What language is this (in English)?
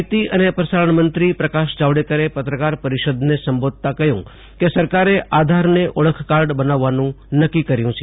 Gujarati